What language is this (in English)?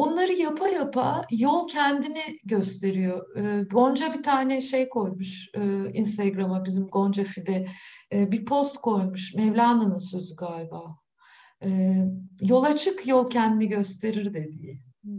Turkish